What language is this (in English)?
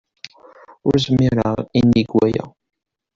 Kabyle